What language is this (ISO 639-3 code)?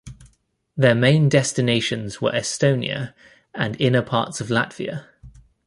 eng